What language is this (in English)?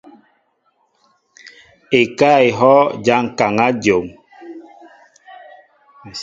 Mbo (Cameroon)